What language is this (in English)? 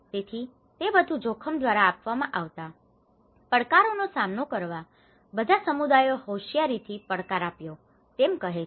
Gujarati